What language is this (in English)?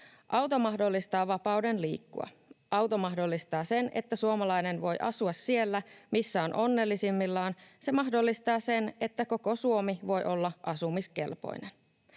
Finnish